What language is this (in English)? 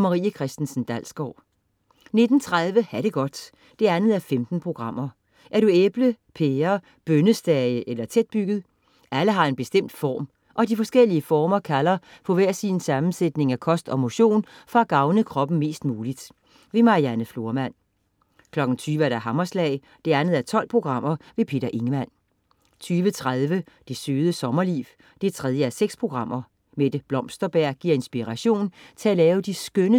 Danish